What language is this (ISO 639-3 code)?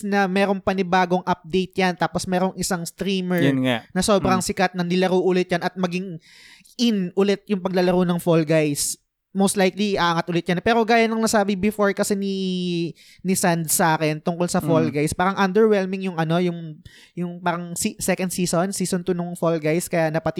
fil